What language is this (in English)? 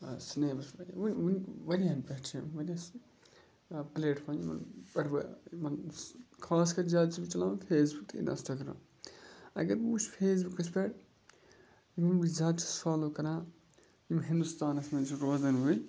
Kashmiri